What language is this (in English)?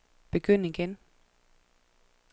Danish